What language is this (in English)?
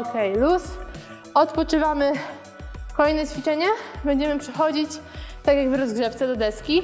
Polish